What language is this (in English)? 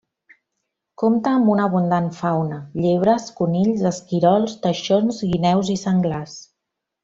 Catalan